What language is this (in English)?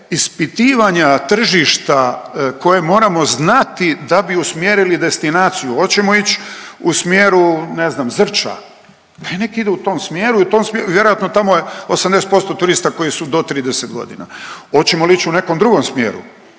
Croatian